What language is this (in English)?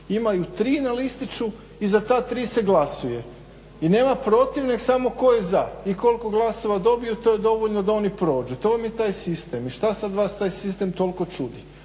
Croatian